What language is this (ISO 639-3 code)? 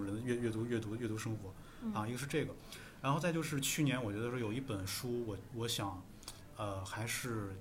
zho